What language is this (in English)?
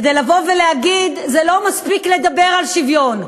Hebrew